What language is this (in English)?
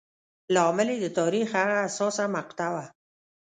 Pashto